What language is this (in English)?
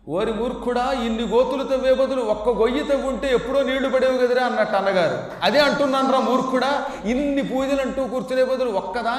Telugu